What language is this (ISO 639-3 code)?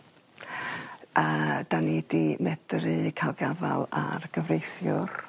cym